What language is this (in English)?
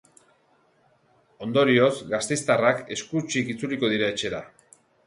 Basque